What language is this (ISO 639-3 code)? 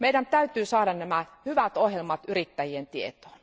fin